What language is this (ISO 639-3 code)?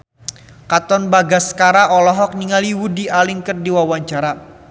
sun